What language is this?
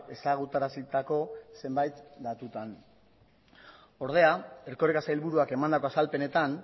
Basque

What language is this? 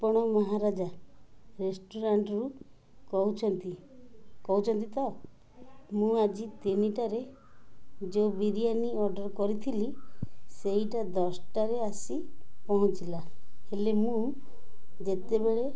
Odia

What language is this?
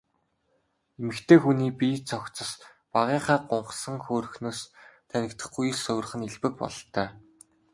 Mongolian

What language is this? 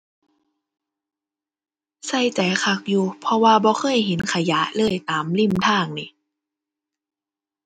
Thai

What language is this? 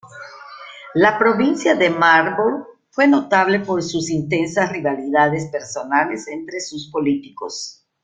Spanish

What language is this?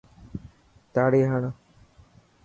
Dhatki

